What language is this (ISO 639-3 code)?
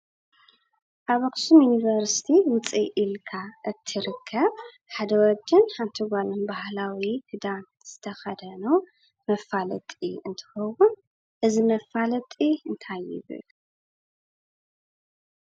tir